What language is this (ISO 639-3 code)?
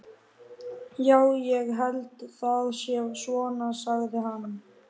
isl